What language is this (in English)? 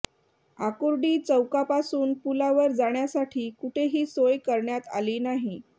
Marathi